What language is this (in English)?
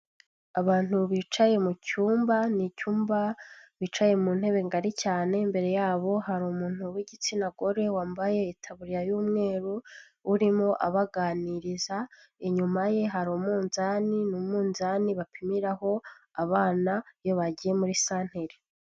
Kinyarwanda